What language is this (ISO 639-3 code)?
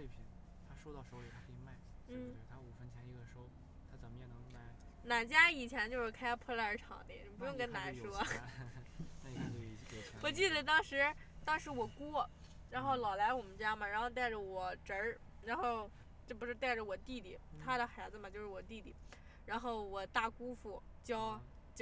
zho